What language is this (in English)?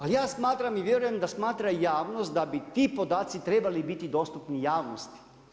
Croatian